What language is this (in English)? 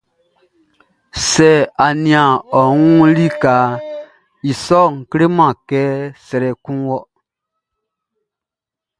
Baoulé